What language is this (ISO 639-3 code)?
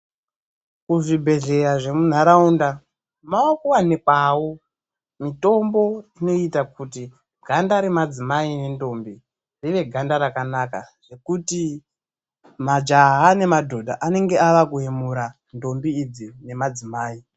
ndc